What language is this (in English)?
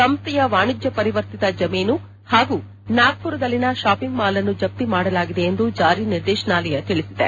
Kannada